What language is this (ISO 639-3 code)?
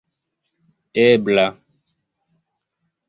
epo